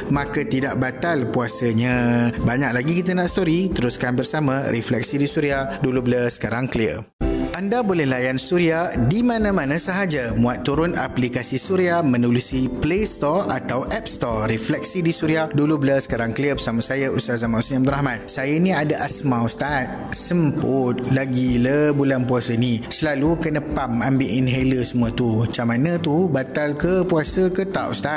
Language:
Malay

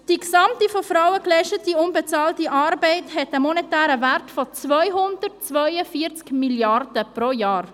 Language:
Swiss German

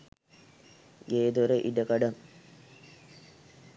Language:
Sinhala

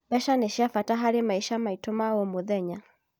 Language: Kikuyu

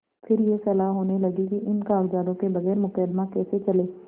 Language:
Hindi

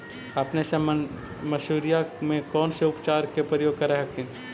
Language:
Magahi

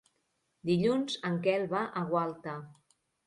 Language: Catalan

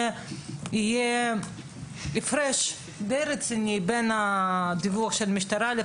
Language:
Hebrew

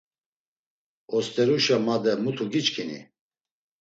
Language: Laz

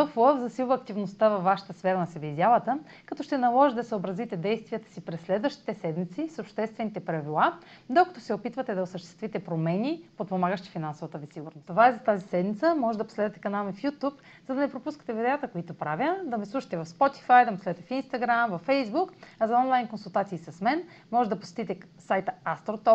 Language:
Bulgarian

